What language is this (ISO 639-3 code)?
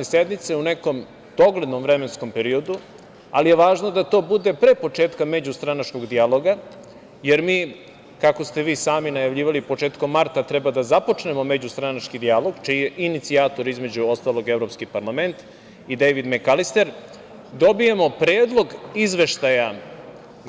srp